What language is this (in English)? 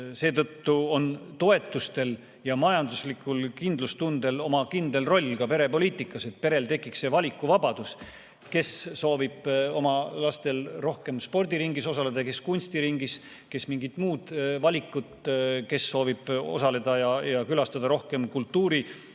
Estonian